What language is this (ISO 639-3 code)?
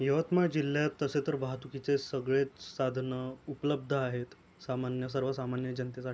mar